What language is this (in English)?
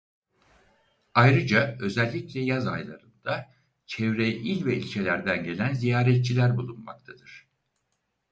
Turkish